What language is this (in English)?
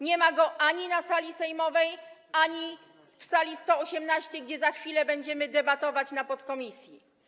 Polish